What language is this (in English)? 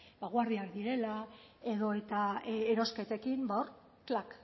Basque